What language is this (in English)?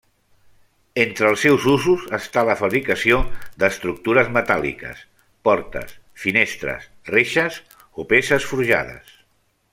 Catalan